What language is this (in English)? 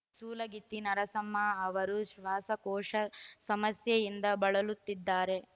Kannada